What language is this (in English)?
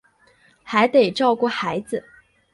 Chinese